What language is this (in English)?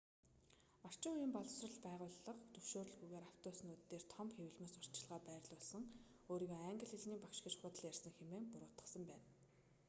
Mongolian